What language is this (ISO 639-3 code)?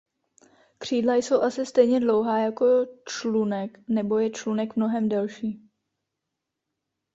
ces